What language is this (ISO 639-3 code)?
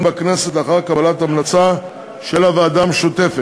heb